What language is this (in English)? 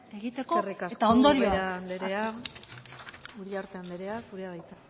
Basque